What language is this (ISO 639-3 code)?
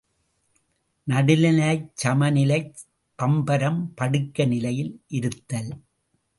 tam